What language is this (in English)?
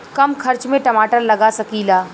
Bhojpuri